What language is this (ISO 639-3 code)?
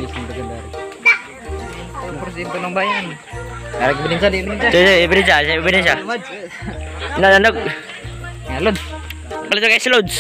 ind